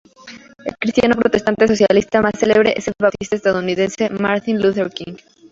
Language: Spanish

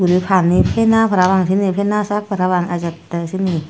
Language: Chakma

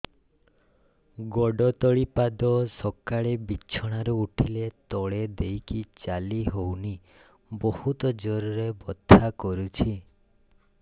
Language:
Odia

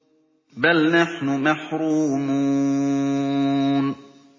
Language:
Arabic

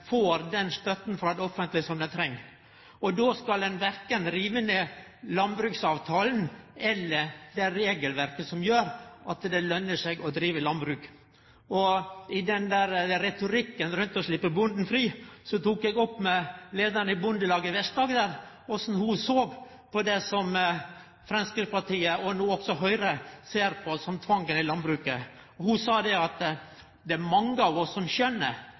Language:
Norwegian Nynorsk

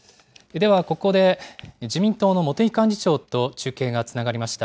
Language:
Japanese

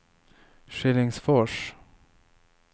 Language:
Swedish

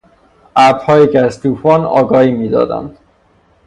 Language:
Persian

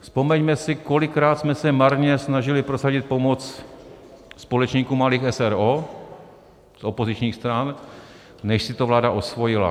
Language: Czech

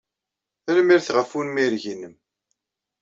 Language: Kabyle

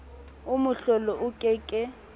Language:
Southern Sotho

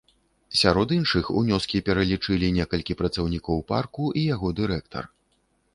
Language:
Belarusian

